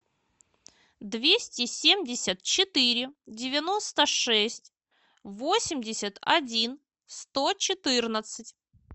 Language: Russian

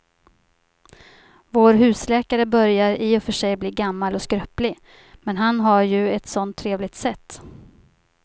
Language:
Swedish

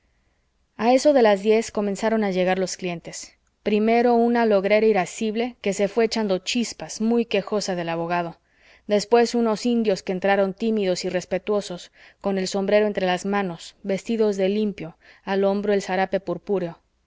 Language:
Spanish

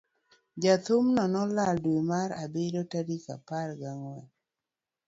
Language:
Luo (Kenya and Tanzania)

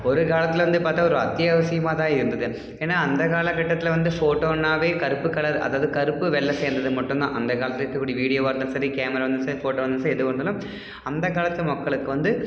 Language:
Tamil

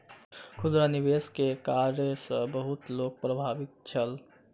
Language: Maithili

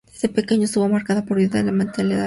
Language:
Spanish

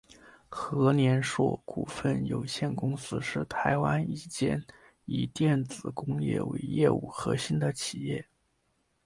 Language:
Chinese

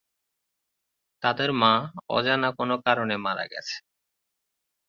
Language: Bangla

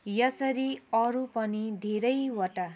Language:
Nepali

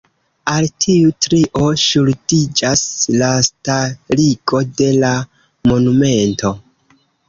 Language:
Esperanto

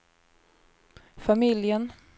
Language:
Swedish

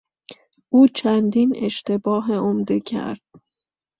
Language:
Persian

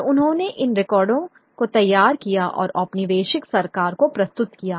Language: Hindi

